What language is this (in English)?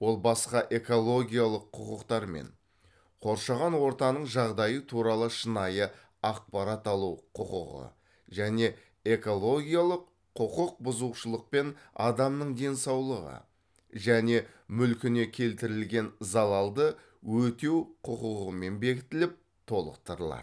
Kazakh